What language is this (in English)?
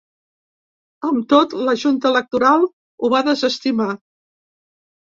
Catalan